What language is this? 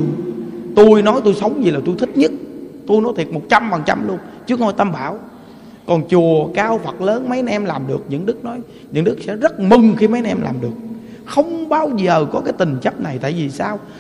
Vietnamese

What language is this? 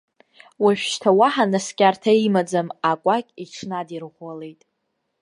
Abkhazian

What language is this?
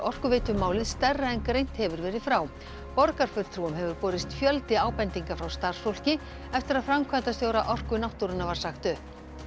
Icelandic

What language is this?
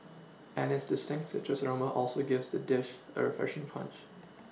English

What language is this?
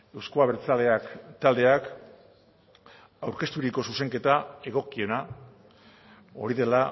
Basque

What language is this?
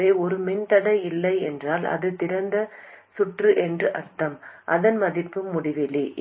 Tamil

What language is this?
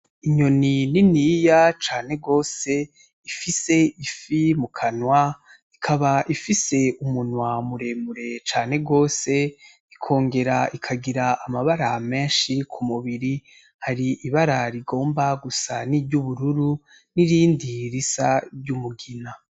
Rundi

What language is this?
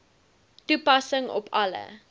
Afrikaans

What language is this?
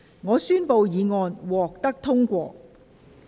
Cantonese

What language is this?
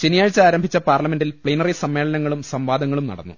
Malayalam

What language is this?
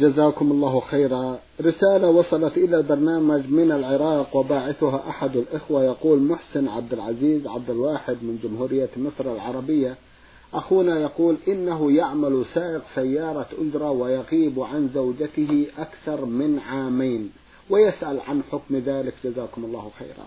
Arabic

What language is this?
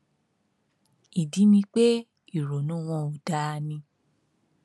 Yoruba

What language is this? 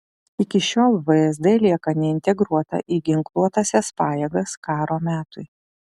Lithuanian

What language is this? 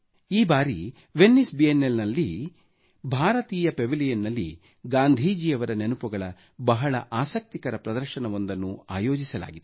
Kannada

